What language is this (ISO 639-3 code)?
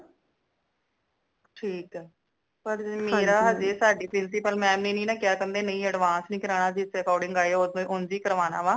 pan